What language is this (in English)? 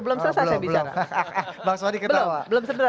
Indonesian